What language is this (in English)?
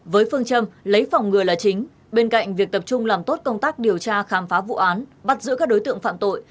Vietnamese